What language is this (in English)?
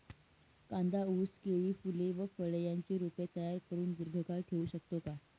Marathi